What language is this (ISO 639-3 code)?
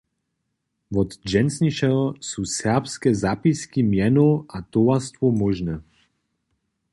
hsb